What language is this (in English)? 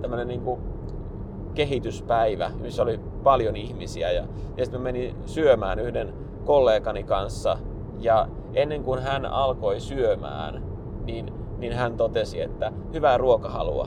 Finnish